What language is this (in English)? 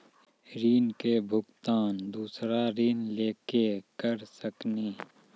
Maithili